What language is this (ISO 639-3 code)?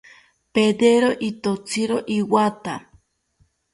cpy